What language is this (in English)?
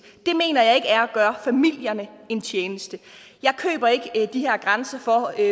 Danish